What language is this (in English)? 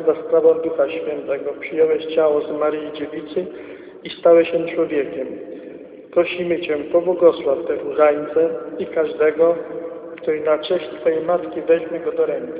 Polish